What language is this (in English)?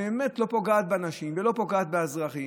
Hebrew